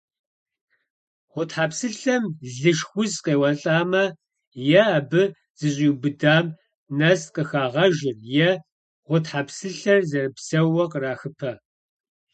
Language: Kabardian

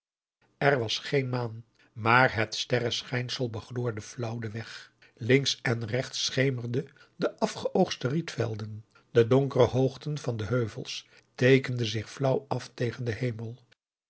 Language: Dutch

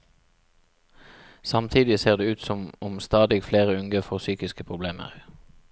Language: Norwegian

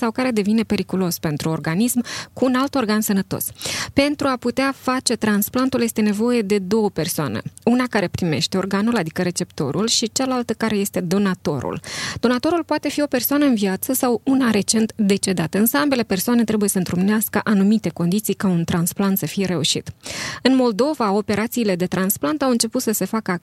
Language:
Romanian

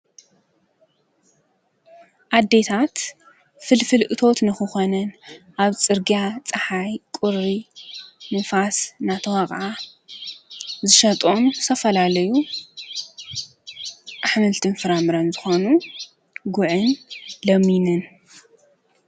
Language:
Tigrinya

